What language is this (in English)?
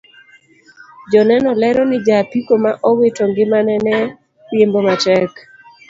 Luo (Kenya and Tanzania)